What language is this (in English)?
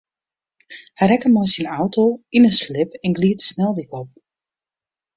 Western Frisian